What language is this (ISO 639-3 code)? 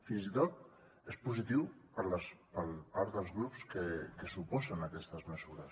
cat